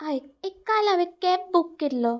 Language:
Konkani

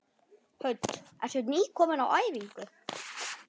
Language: Icelandic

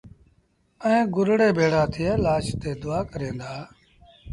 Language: Sindhi Bhil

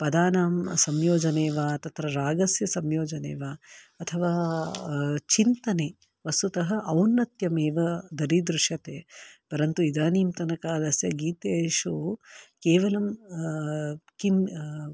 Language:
Sanskrit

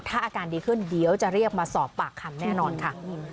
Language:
Thai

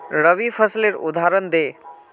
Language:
Magahi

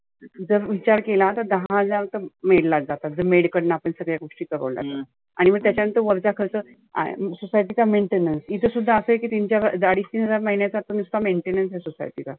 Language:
Marathi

